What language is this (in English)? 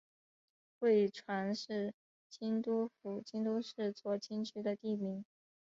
Chinese